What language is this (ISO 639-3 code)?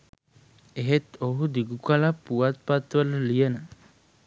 sin